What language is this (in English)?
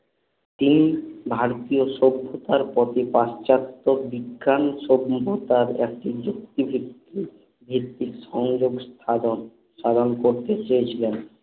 Bangla